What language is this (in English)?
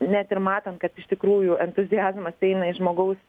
Lithuanian